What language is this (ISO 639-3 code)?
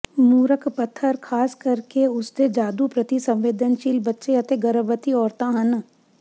pan